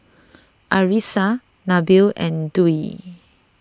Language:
English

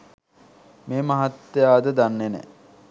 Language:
Sinhala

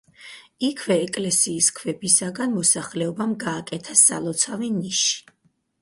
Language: Georgian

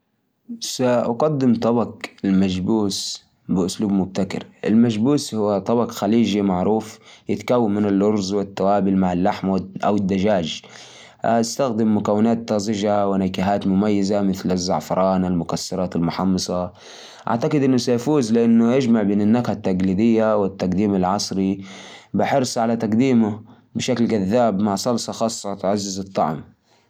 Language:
Najdi Arabic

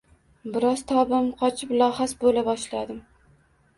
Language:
Uzbek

